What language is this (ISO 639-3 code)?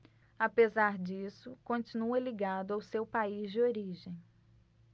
por